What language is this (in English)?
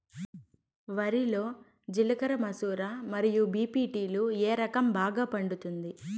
Telugu